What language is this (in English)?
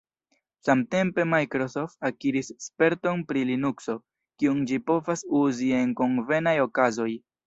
Esperanto